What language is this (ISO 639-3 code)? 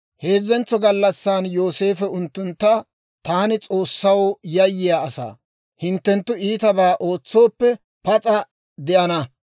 dwr